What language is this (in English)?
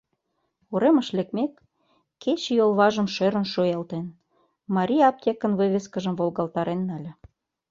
Mari